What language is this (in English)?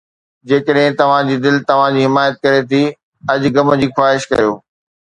Sindhi